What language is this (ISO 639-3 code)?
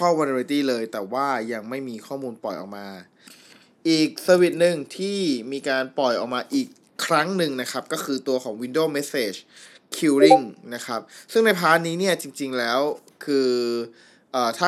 tha